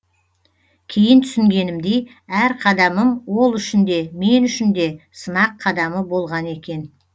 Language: Kazakh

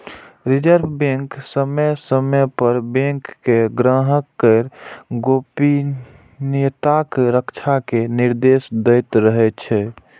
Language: Maithili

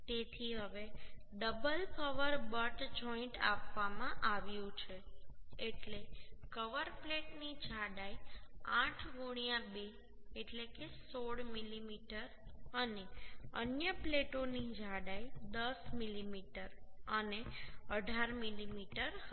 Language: Gujarati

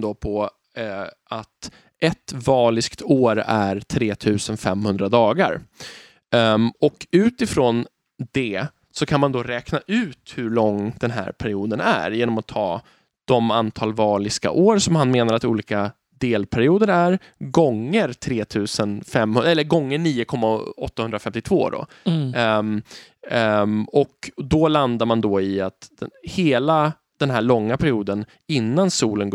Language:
Swedish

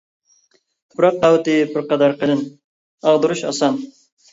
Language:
Uyghur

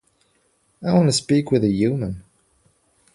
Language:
English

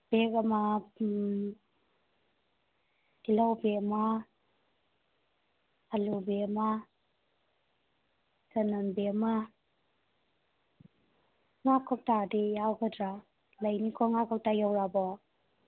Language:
Manipuri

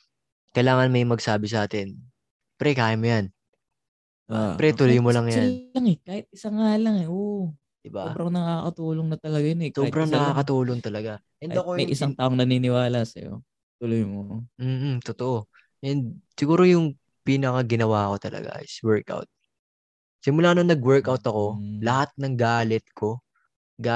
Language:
Filipino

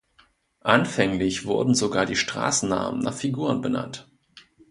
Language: German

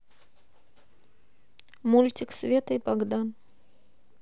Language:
Russian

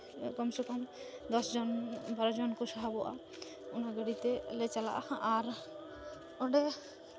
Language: Santali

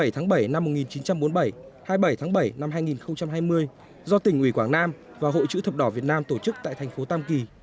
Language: Vietnamese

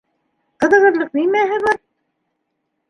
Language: Bashkir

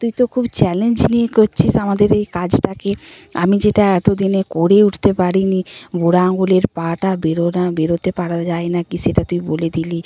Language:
Bangla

